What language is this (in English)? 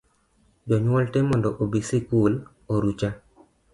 Luo (Kenya and Tanzania)